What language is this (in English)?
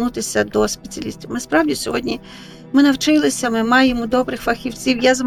Ukrainian